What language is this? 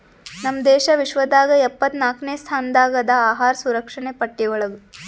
Kannada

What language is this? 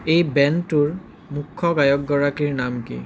Assamese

